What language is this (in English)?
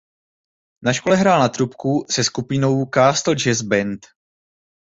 Czech